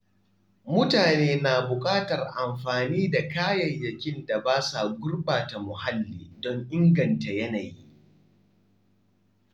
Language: Hausa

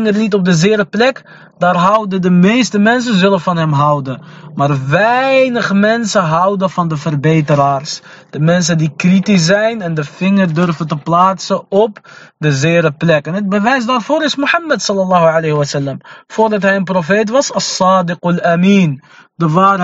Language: Dutch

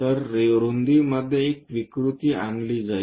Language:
Marathi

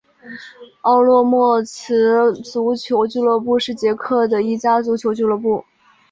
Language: Chinese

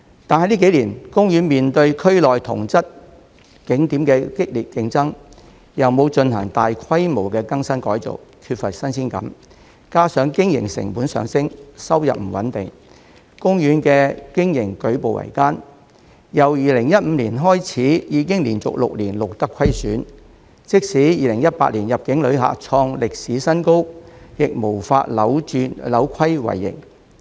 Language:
Cantonese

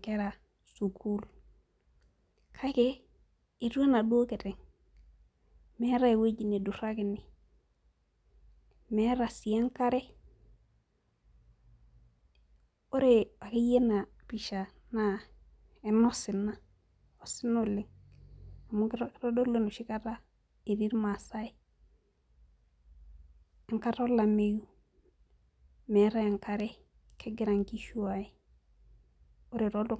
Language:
Masai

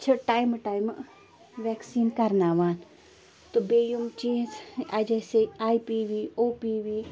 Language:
Kashmiri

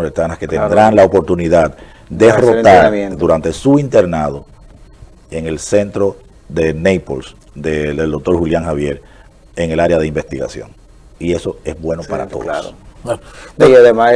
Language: Spanish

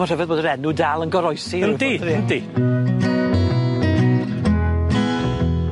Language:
Welsh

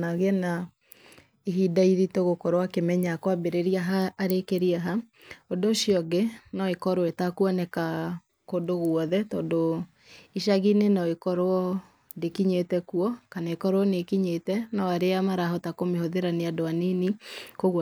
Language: Kikuyu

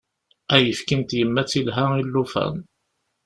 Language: Kabyle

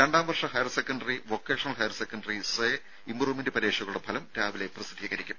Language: Malayalam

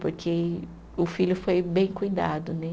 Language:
Portuguese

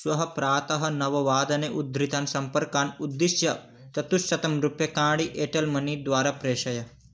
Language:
Sanskrit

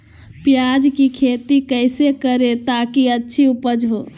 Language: Magahi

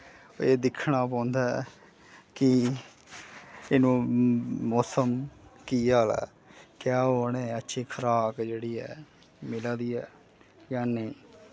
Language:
Dogri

